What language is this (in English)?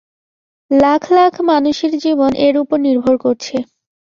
Bangla